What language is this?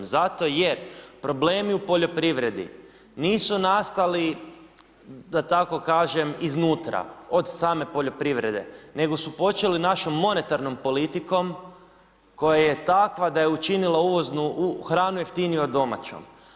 Croatian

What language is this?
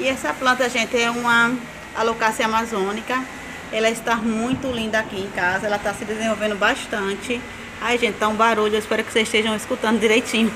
Portuguese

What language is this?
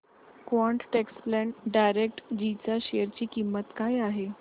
Marathi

